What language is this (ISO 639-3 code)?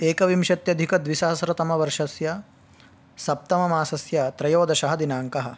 san